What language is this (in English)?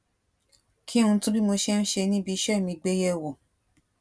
Yoruba